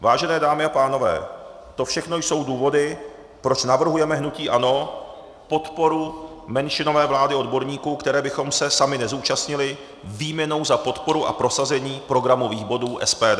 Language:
Czech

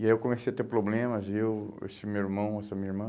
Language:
Portuguese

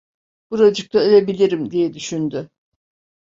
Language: Turkish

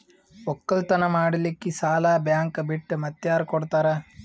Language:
Kannada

